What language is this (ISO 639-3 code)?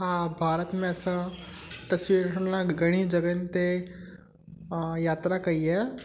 snd